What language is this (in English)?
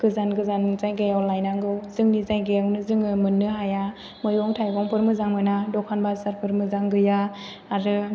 Bodo